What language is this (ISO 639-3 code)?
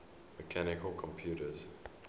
eng